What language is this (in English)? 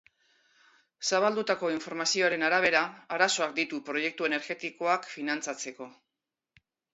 Basque